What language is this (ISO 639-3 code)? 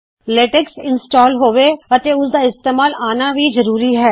pan